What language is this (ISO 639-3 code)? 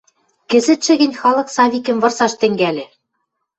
mrj